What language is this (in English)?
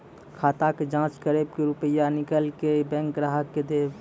Maithili